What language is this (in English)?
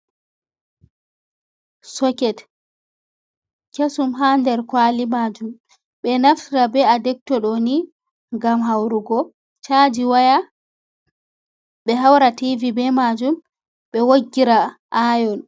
Fula